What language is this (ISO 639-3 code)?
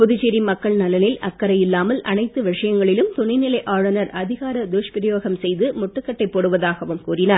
tam